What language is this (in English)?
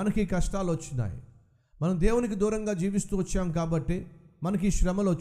Telugu